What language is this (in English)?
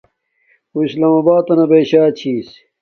Domaaki